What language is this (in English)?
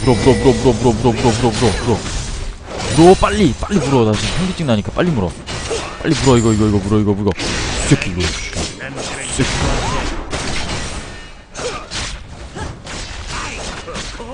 Korean